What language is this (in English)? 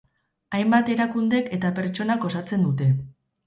Basque